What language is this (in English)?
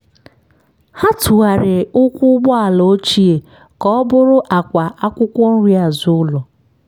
Igbo